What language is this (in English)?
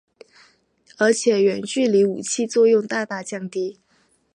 Chinese